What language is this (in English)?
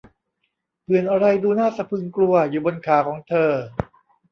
Thai